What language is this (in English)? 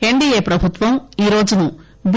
Telugu